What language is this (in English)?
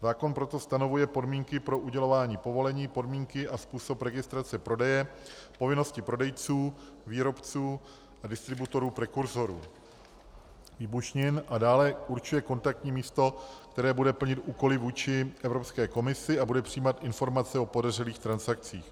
Czech